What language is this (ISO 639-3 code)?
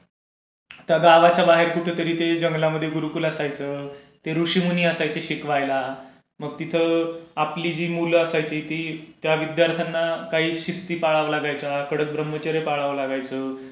mar